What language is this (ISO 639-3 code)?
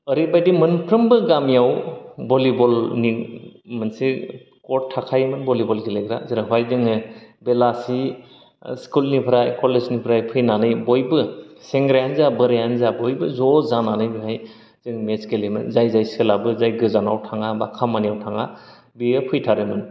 brx